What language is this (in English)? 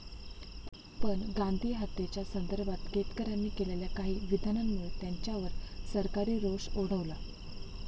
Marathi